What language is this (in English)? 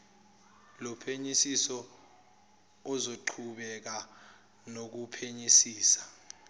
Zulu